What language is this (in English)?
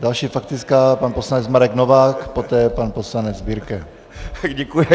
Czech